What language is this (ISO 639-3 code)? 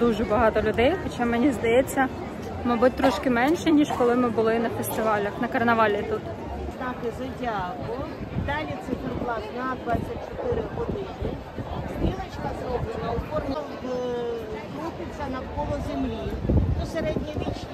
ukr